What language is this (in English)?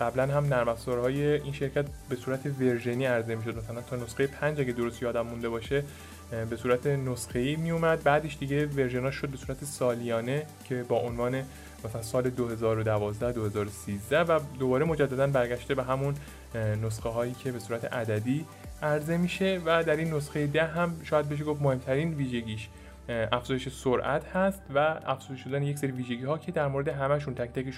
Persian